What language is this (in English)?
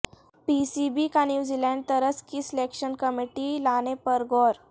Urdu